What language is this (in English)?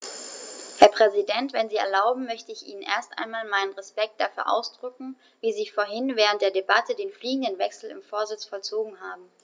German